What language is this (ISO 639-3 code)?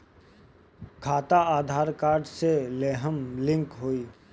bho